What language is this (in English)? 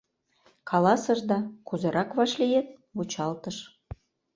Mari